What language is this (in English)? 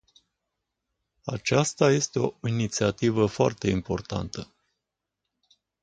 Romanian